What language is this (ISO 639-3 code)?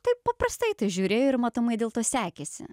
lit